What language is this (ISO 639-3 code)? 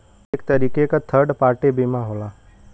bho